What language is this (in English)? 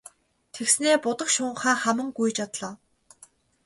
Mongolian